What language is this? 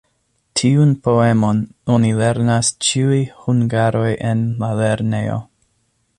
Esperanto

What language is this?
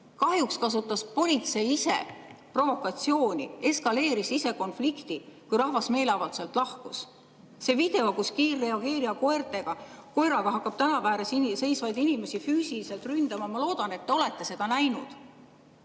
Estonian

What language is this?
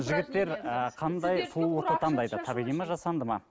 Kazakh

